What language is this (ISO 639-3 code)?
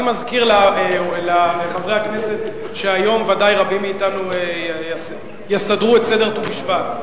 heb